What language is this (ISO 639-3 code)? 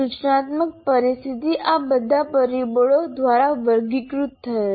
guj